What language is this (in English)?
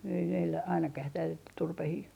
Finnish